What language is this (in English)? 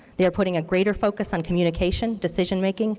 English